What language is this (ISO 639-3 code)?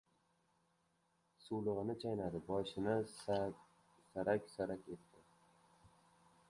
uzb